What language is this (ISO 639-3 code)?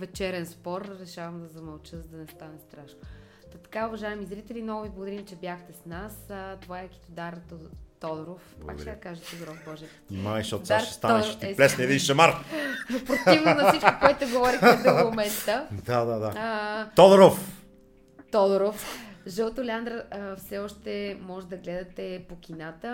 bul